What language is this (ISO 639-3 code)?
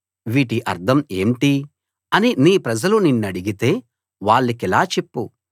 tel